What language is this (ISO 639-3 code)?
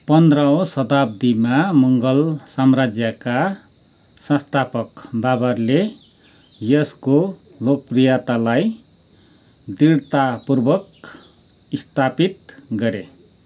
nep